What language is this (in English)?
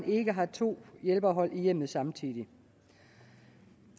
Danish